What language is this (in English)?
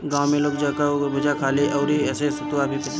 Bhojpuri